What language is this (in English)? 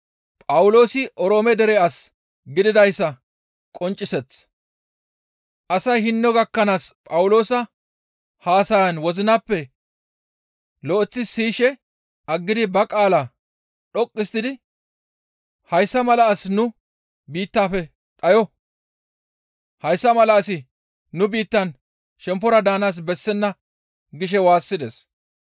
Gamo